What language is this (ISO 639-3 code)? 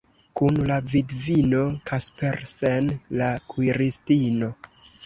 epo